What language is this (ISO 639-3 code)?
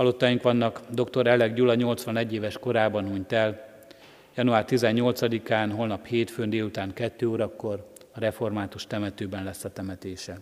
hun